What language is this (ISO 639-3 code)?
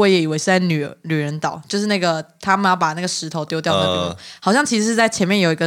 zho